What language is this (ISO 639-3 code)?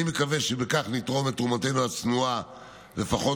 heb